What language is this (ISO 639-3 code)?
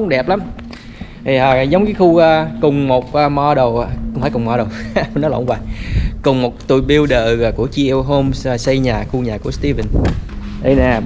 vie